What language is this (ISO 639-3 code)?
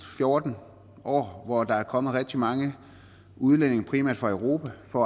dan